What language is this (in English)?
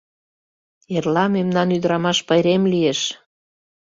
Mari